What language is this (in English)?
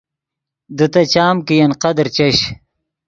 Yidgha